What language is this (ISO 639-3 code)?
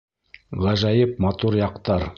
bak